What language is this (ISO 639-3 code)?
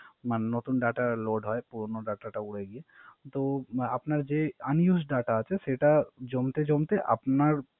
ben